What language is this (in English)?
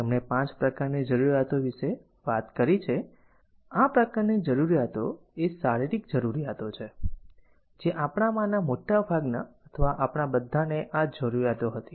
Gujarati